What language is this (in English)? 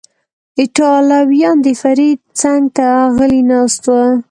Pashto